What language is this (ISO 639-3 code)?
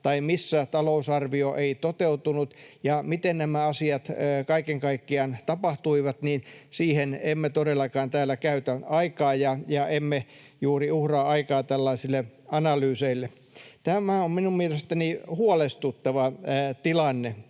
fin